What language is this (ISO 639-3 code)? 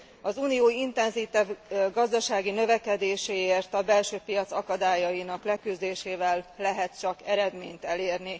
hun